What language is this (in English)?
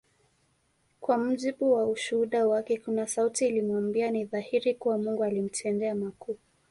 Swahili